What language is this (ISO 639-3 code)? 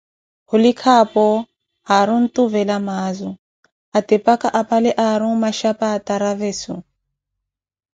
eko